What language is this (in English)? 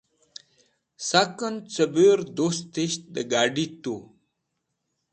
Wakhi